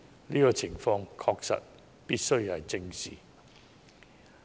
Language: Cantonese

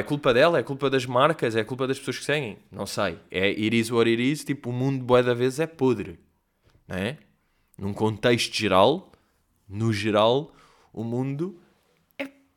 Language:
Portuguese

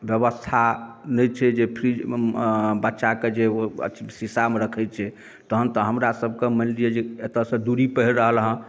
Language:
Maithili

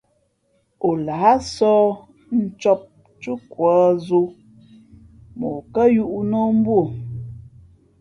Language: Fe'fe'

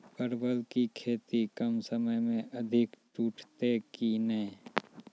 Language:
Maithili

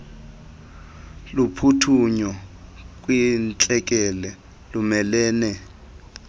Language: Xhosa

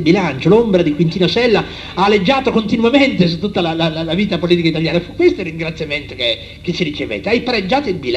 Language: Italian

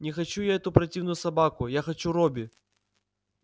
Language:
Russian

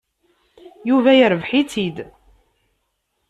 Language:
Kabyle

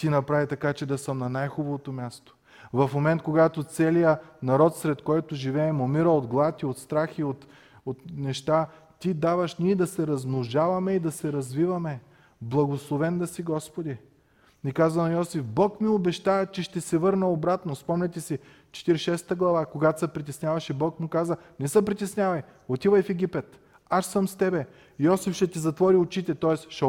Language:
Bulgarian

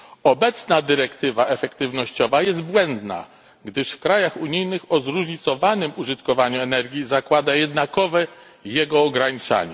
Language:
Polish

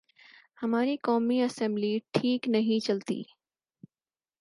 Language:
Urdu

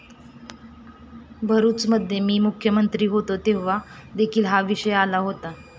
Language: Marathi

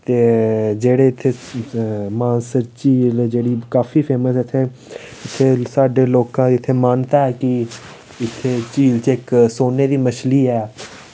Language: Dogri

